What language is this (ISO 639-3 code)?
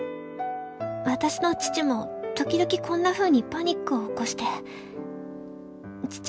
jpn